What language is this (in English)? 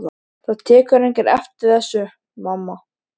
Icelandic